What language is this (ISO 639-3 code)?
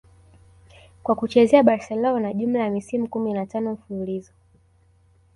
swa